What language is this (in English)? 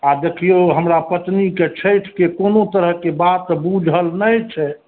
Maithili